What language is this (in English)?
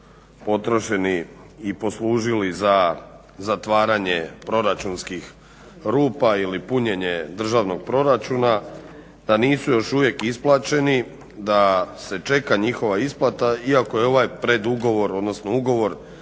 Croatian